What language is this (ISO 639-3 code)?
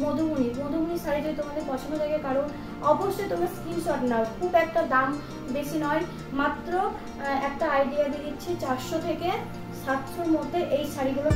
ben